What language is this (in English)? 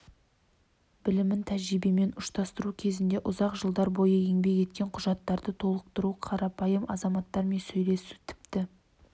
Kazakh